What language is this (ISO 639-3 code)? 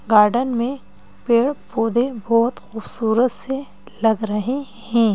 hin